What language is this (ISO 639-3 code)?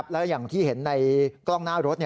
tha